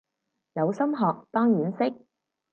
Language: Cantonese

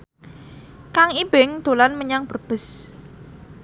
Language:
Javanese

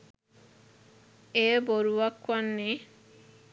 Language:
Sinhala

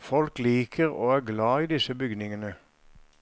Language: Norwegian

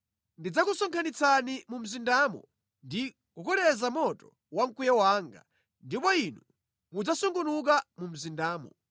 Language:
Nyanja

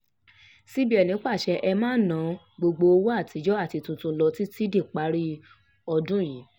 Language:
Yoruba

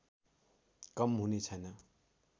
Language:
Nepali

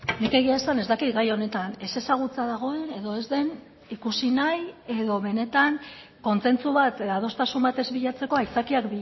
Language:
Basque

